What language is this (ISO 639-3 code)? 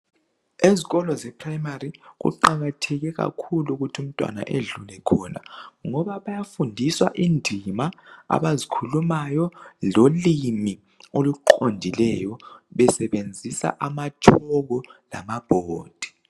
nde